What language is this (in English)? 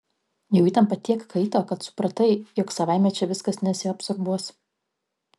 Lithuanian